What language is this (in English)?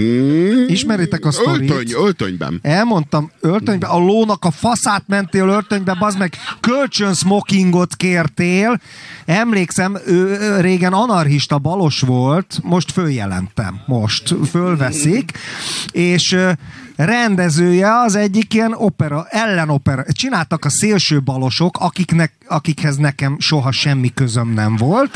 Hungarian